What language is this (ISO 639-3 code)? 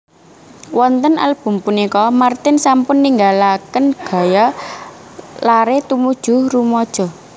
jav